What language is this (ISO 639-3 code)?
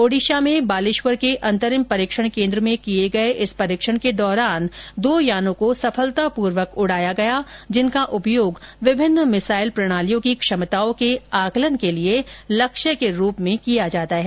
hin